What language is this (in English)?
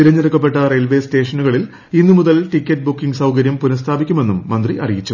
Malayalam